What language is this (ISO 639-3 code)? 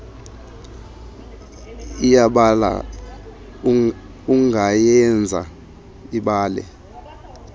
xho